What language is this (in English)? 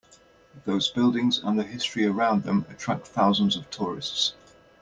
English